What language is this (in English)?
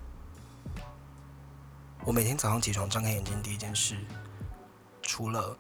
Chinese